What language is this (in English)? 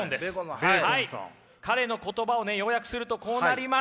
Japanese